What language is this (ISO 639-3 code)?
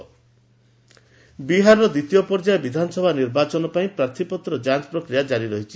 ori